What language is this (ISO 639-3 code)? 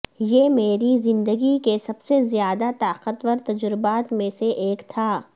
urd